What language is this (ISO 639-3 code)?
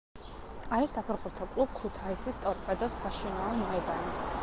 kat